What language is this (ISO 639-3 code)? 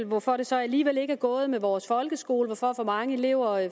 dan